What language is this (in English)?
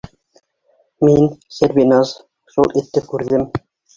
Bashkir